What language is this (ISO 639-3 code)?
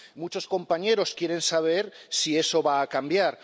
spa